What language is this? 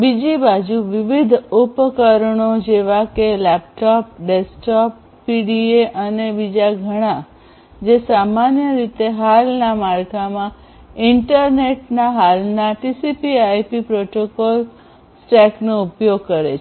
Gujarati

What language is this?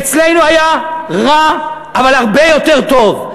Hebrew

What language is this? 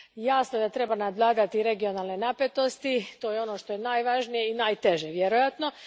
Croatian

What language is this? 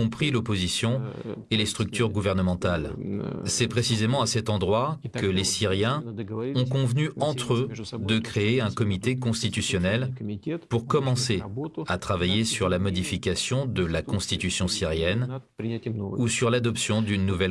French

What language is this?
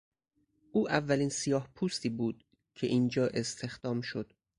Persian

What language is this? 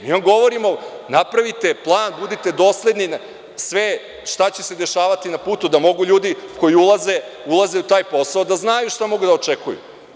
Serbian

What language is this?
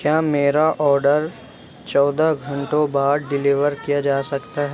Urdu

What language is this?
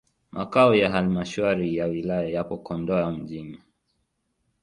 Swahili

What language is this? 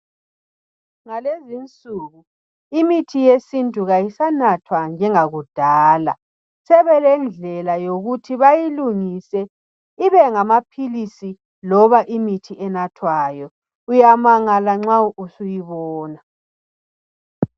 North Ndebele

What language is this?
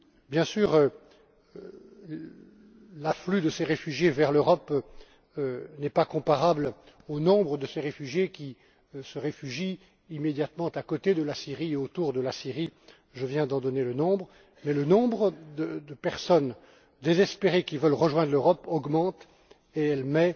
French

